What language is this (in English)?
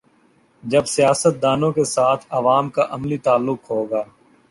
Urdu